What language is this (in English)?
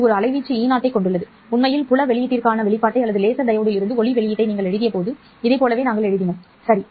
Tamil